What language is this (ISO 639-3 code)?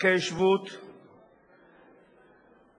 heb